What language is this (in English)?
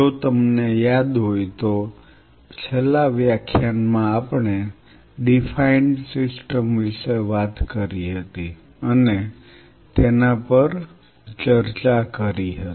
Gujarati